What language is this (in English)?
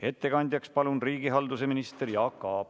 Estonian